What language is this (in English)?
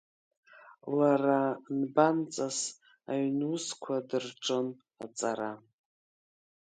Abkhazian